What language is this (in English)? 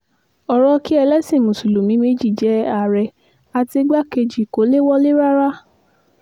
Yoruba